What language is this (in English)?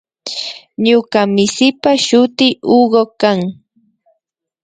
Imbabura Highland Quichua